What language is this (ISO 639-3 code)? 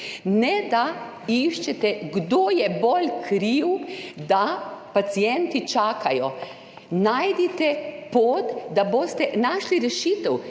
slv